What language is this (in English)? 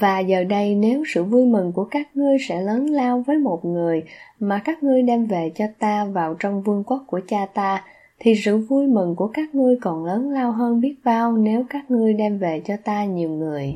Vietnamese